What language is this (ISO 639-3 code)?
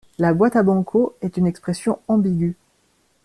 fra